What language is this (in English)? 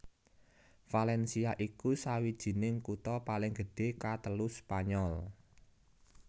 Javanese